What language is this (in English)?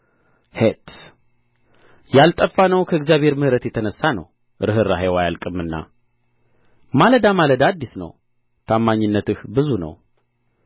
Amharic